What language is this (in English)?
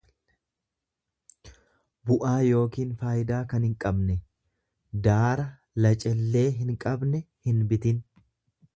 Oromo